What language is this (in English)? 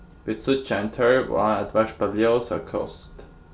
Faroese